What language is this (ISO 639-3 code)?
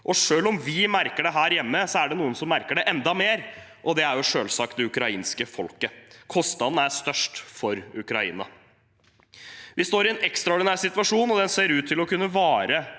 nor